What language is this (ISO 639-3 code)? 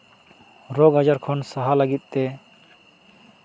sat